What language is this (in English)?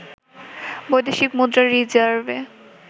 Bangla